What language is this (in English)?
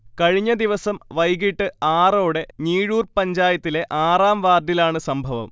Malayalam